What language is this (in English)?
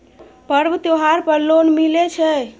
Maithili